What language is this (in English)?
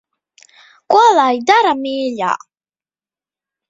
Latvian